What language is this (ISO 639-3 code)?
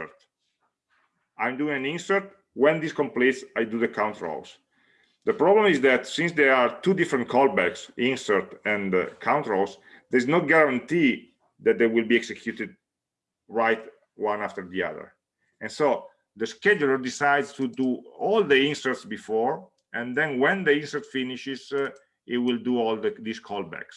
eng